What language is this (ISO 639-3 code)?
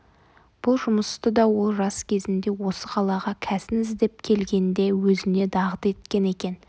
kaz